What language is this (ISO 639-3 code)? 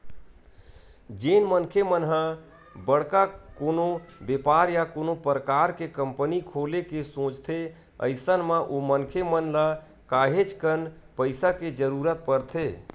hne